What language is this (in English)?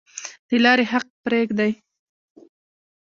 Pashto